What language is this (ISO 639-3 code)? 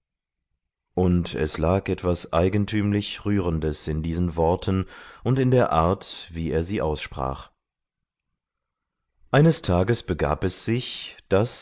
deu